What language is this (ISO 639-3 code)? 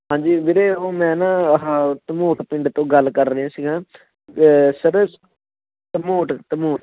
pan